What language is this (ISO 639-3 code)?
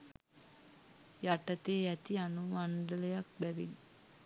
sin